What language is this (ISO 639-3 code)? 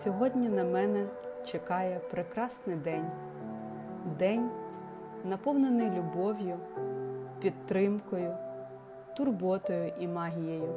ukr